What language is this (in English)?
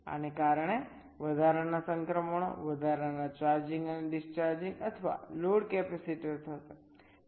Gujarati